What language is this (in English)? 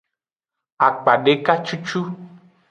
Aja (Benin)